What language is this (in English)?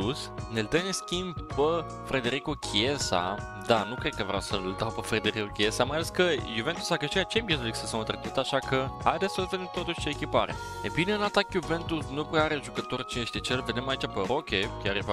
Romanian